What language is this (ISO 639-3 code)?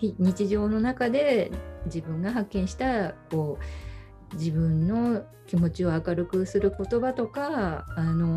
jpn